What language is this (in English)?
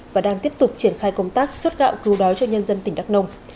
Vietnamese